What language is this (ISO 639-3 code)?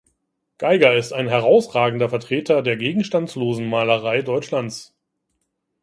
deu